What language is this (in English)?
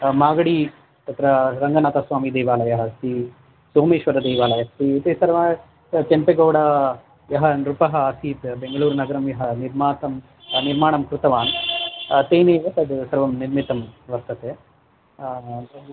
Sanskrit